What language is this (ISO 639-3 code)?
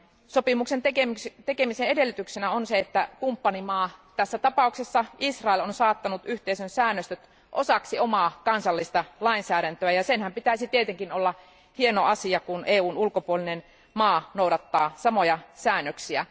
fin